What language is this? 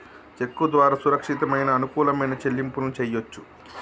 Telugu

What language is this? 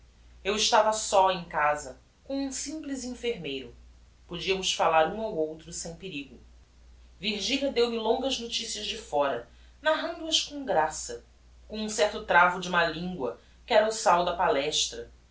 Portuguese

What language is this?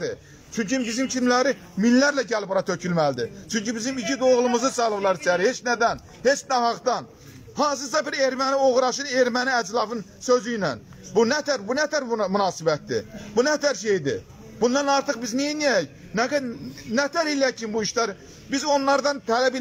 Turkish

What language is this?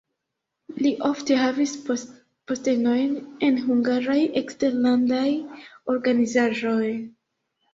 Esperanto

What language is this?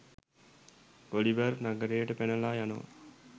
Sinhala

